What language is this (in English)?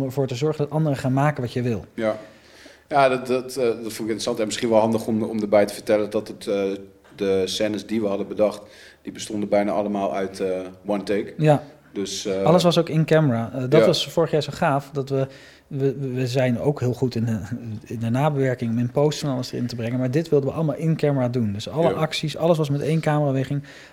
Dutch